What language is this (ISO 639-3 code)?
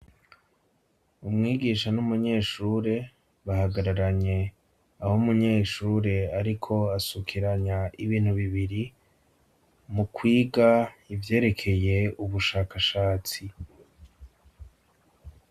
run